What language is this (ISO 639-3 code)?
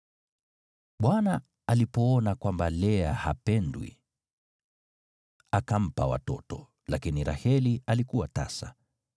swa